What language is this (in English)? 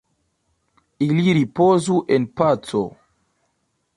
Esperanto